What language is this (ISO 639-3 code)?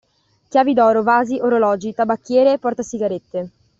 ita